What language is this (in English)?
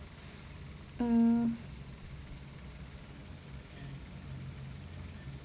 English